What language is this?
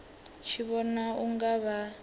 Venda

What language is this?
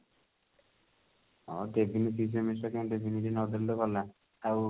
Odia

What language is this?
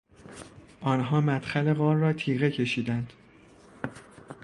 Persian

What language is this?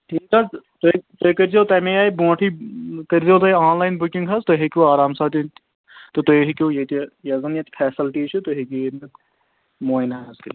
Kashmiri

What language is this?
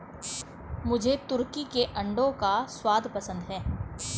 Hindi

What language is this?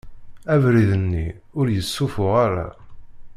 Kabyle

